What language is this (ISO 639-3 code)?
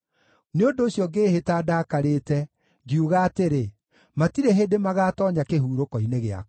kik